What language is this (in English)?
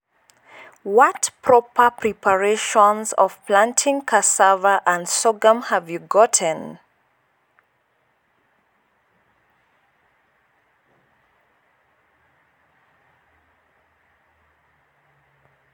Masai